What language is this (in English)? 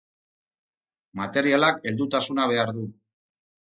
Basque